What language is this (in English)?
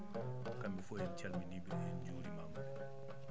Fula